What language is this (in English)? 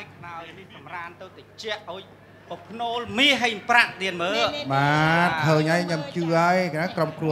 Thai